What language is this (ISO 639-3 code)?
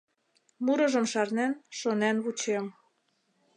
chm